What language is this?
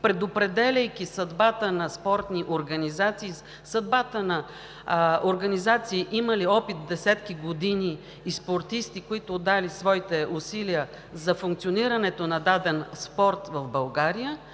Bulgarian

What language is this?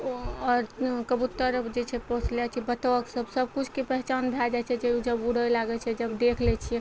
Maithili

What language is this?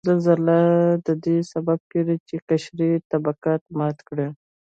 Pashto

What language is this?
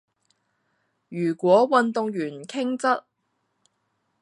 Cantonese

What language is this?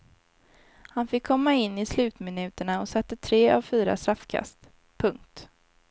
Swedish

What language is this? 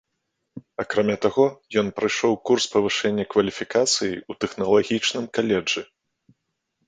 Belarusian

